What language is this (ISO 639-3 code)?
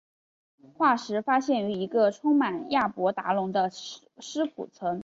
zho